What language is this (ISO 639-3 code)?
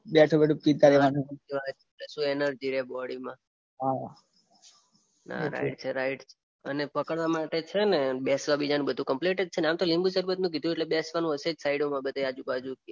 guj